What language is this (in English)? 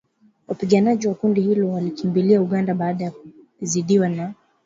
Swahili